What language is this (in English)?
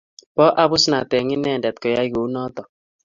Kalenjin